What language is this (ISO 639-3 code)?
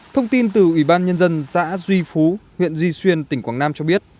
vie